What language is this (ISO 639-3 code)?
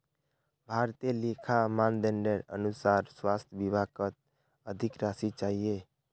mag